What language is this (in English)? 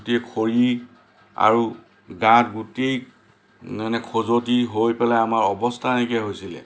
Assamese